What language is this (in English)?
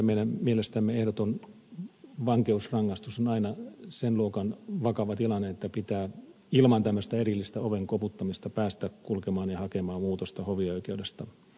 Finnish